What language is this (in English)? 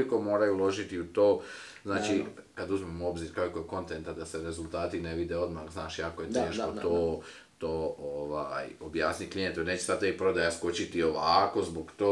Croatian